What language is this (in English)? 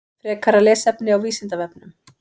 Icelandic